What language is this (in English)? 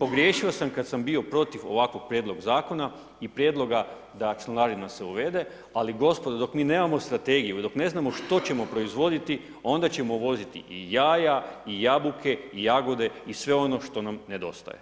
Croatian